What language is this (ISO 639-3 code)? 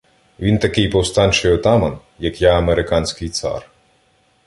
ukr